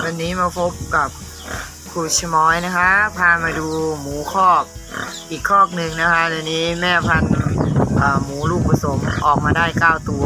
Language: Thai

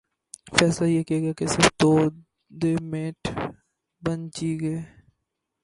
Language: Urdu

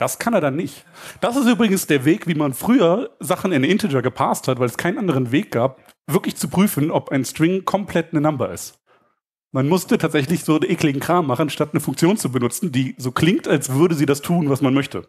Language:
German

